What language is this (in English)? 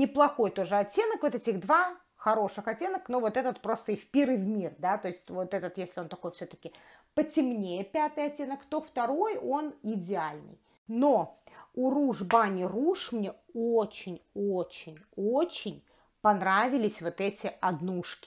Russian